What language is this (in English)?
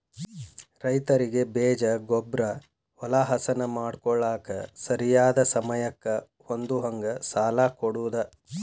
Kannada